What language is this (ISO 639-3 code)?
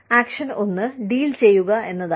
mal